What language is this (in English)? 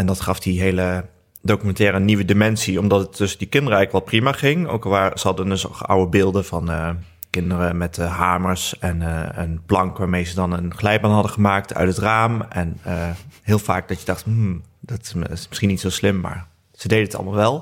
Dutch